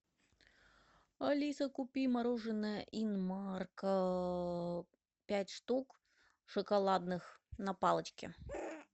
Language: Russian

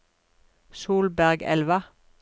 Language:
Norwegian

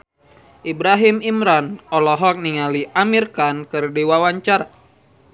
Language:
Sundanese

